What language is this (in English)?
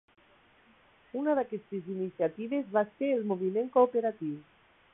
Catalan